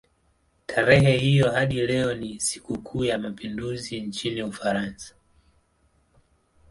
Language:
Swahili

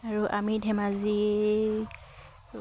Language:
Assamese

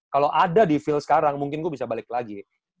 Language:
Indonesian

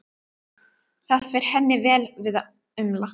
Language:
Icelandic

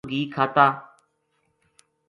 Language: Gujari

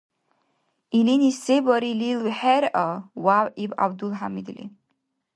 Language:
Dargwa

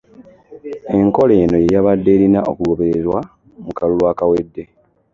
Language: Ganda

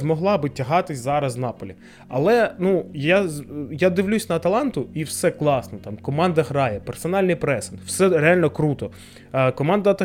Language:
Ukrainian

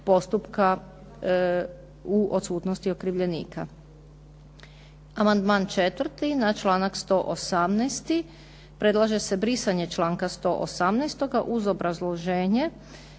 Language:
Croatian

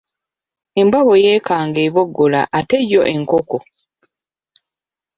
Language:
Ganda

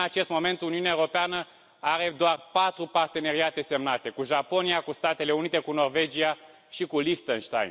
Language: Romanian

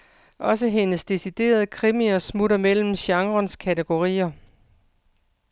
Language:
Danish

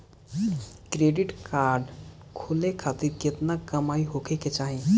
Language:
Bhojpuri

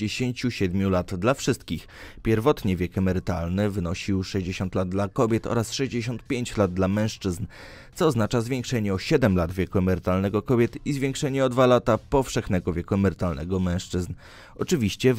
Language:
Polish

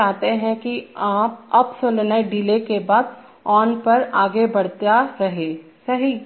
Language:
Hindi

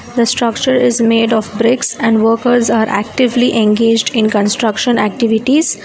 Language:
English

